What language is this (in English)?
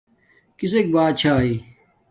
Domaaki